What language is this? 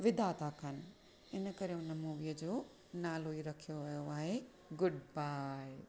Sindhi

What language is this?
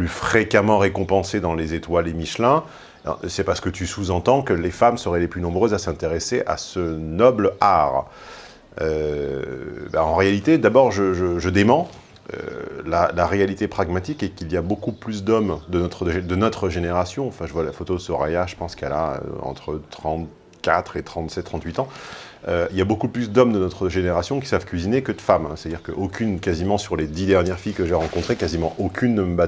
French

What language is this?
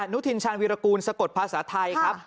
Thai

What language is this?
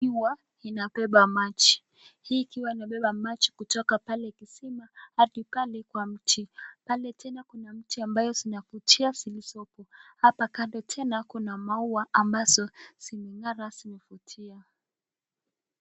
Swahili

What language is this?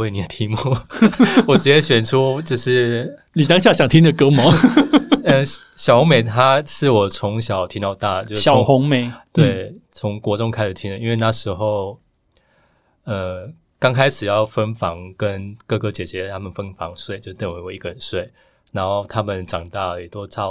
Chinese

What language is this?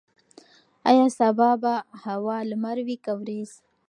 Pashto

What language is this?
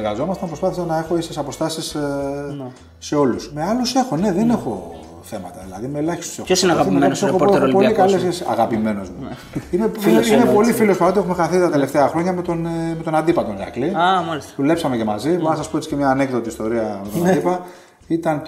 Greek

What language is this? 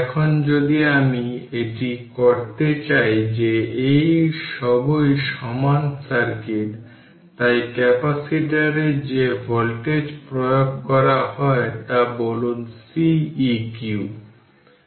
Bangla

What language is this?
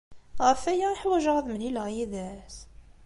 Kabyle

